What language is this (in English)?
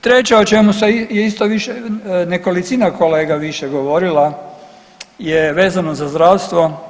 Croatian